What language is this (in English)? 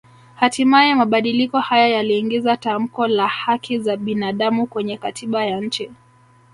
Swahili